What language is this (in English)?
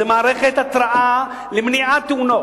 Hebrew